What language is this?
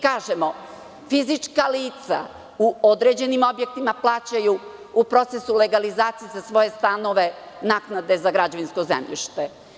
Serbian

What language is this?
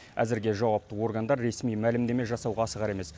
Kazakh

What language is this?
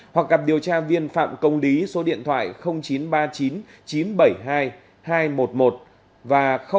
Vietnamese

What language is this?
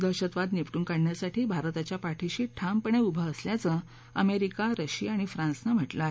Marathi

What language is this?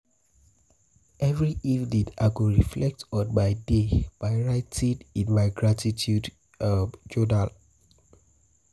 Nigerian Pidgin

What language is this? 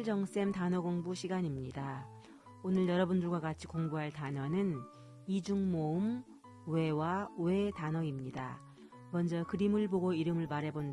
Korean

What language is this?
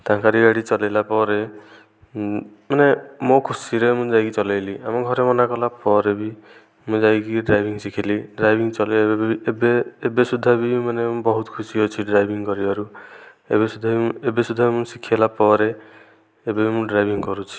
Odia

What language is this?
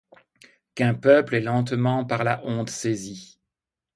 French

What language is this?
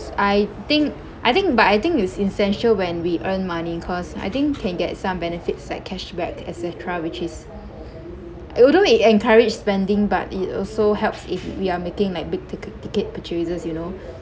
English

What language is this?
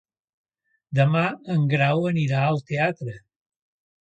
Catalan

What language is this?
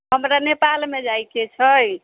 Maithili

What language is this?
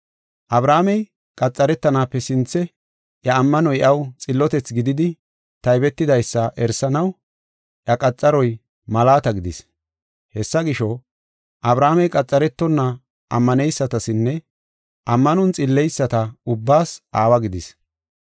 Gofa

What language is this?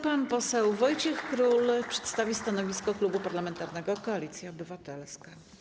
Polish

